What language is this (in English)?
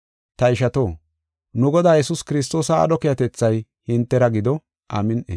Gofa